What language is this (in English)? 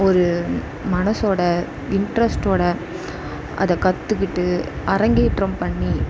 Tamil